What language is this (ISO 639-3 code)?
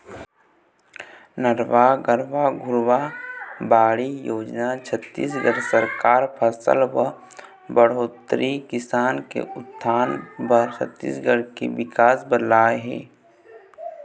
hne